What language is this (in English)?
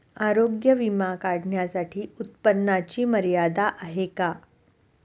Marathi